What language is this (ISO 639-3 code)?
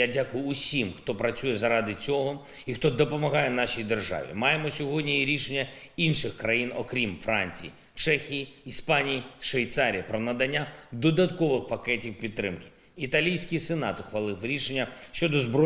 ukr